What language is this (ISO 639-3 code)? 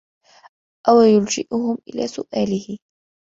ara